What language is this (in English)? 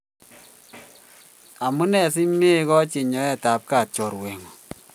Kalenjin